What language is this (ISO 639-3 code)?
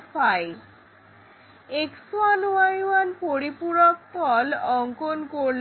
ben